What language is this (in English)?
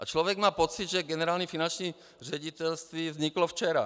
Czech